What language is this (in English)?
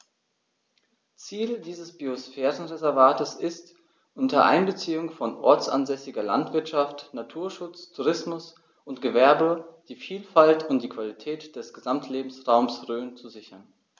German